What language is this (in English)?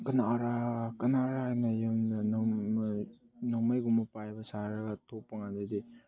Manipuri